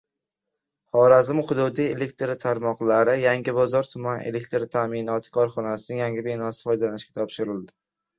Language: Uzbek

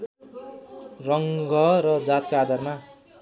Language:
Nepali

